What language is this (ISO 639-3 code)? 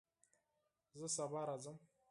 pus